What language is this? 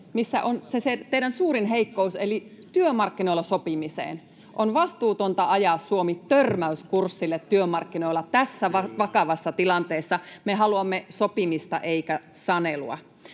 Finnish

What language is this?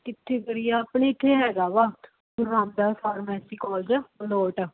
Punjabi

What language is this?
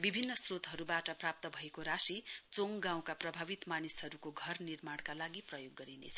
Nepali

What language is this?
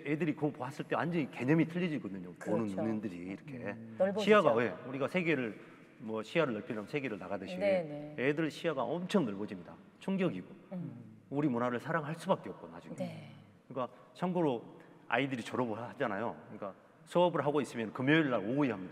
Korean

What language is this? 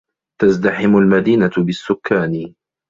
Arabic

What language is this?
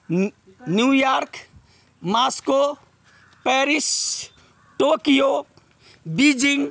Maithili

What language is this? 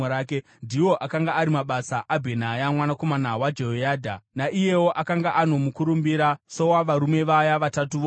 Shona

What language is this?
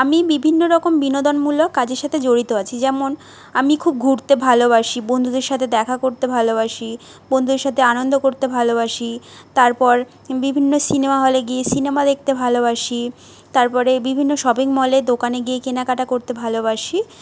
Bangla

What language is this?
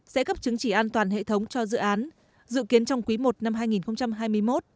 Vietnamese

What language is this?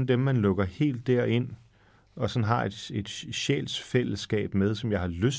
Danish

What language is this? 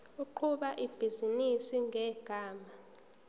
Zulu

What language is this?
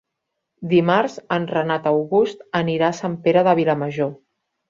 Catalan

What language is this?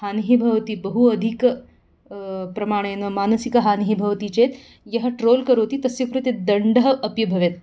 Sanskrit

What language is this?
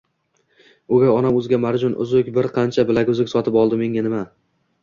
Uzbek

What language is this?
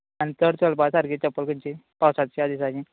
Konkani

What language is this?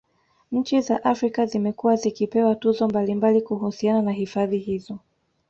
Swahili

